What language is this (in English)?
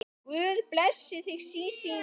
Icelandic